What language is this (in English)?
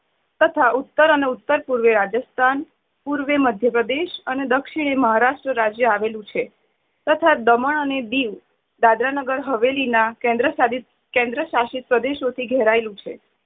Gujarati